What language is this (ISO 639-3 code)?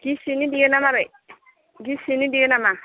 brx